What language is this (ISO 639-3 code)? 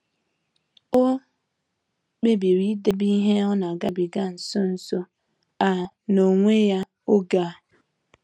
ibo